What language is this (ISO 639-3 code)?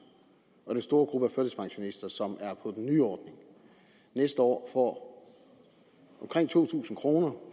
dan